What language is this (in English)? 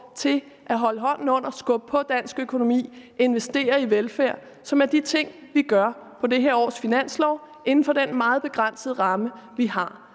Danish